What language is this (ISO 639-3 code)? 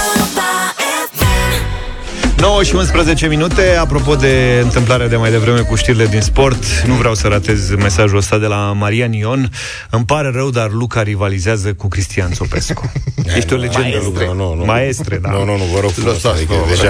ron